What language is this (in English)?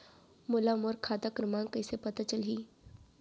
Chhattisgarhi